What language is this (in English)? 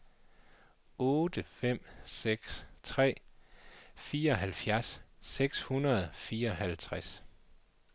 Danish